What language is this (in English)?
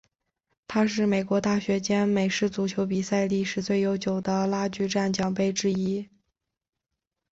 Chinese